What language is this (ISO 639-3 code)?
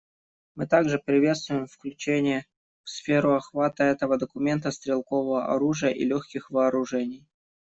rus